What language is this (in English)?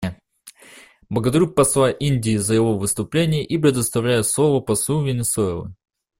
Russian